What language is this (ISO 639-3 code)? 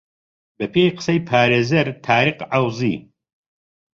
ckb